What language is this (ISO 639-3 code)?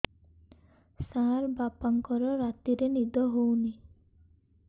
ori